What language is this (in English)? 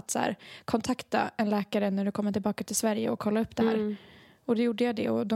Swedish